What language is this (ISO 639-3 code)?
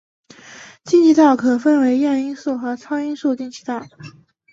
zho